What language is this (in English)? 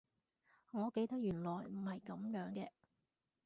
Cantonese